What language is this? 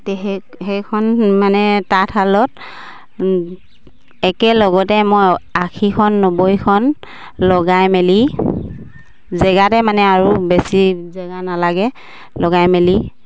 Assamese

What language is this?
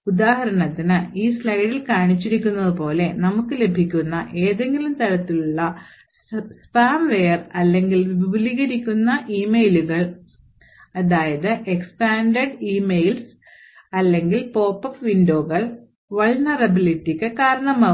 Malayalam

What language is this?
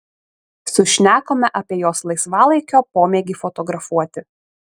Lithuanian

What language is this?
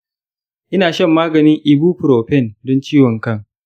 Hausa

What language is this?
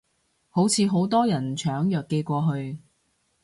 Cantonese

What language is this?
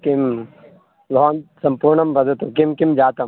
Sanskrit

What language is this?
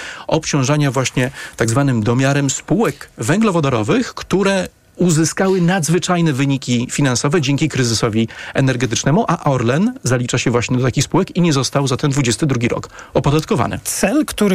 Polish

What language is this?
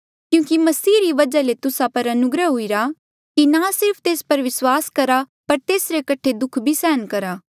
Mandeali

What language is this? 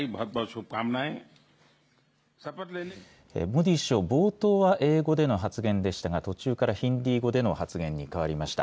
Japanese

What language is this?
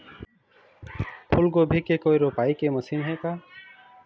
Chhattisgarhi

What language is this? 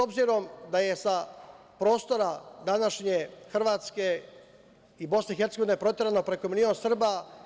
Serbian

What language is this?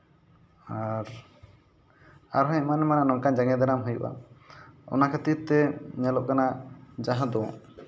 Santali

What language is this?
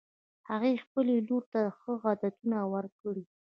Pashto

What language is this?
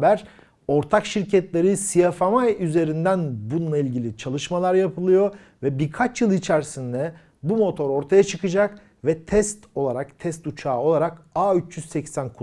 Turkish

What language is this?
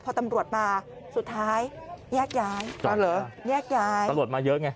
Thai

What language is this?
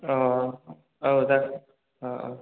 Bodo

